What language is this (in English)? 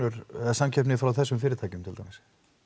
Icelandic